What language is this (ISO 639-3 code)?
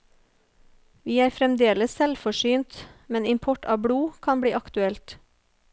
nor